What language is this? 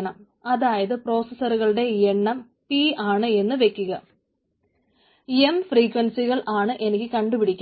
Malayalam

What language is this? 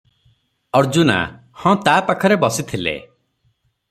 Odia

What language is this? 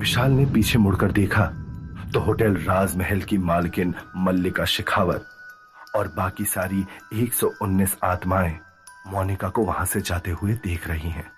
Hindi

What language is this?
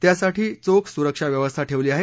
Marathi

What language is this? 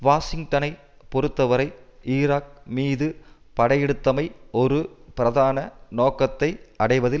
Tamil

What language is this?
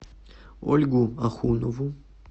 Russian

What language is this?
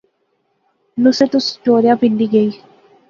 Pahari-Potwari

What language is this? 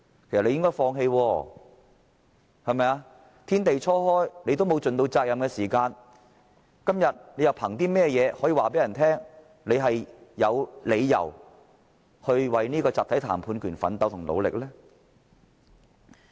Cantonese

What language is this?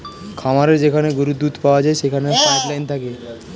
Bangla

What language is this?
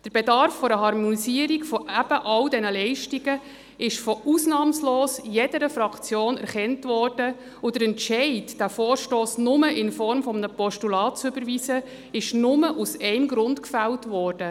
Swiss German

